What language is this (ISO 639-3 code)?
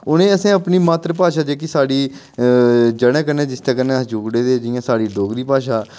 doi